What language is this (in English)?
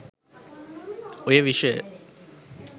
Sinhala